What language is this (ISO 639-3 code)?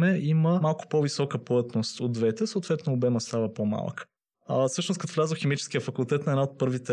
bul